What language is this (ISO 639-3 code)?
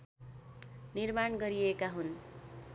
nep